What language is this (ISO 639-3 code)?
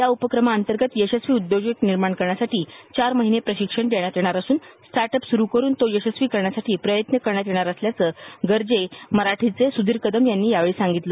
mar